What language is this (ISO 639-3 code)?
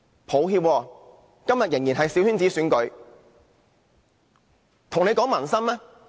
yue